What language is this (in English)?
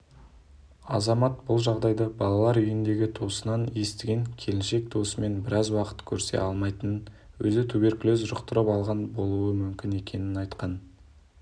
Kazakh